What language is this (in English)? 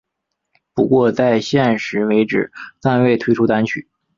Chinese